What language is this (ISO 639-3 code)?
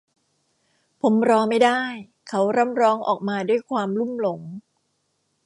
tha